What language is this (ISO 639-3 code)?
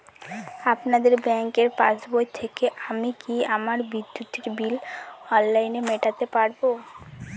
ben